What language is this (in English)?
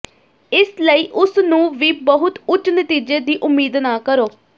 Punjabi